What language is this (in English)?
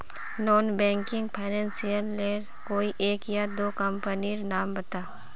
Magahi